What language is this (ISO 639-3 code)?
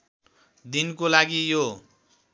nep